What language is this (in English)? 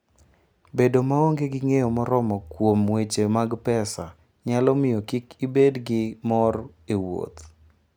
Luo (Kenya and Tanzania)